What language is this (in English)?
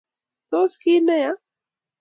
Kalenjin